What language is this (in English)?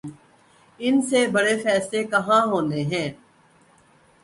Urdu